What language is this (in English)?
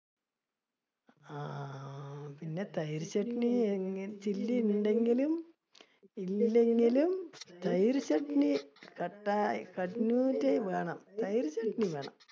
Malayalam